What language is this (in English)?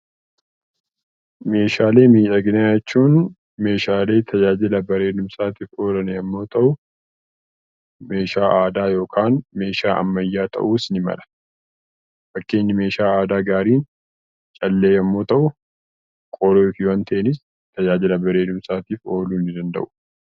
Oromo